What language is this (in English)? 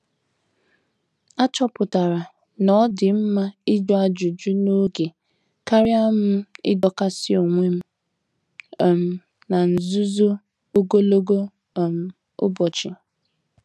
Igbo